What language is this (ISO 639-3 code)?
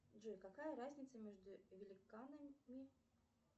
rus